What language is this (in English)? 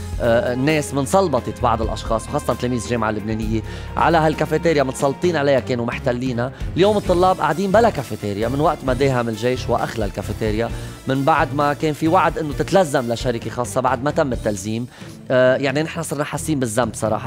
Arabic